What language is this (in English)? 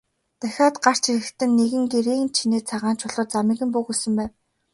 Mongolian